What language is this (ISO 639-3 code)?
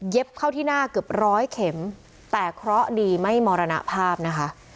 tha